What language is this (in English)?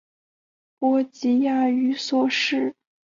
Chinese